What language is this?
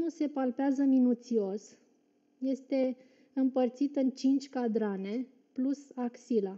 Romanian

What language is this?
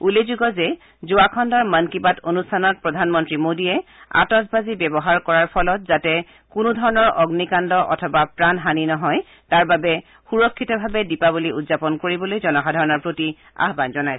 Assamese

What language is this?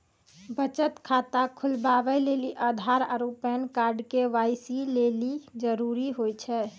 Maithili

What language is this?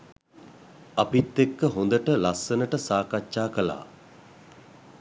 Sinhala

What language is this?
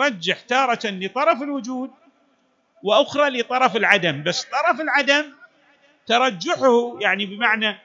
Arabic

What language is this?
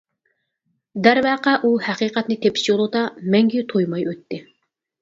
Uyghur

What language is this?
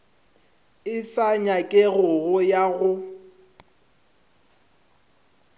Northern Sotho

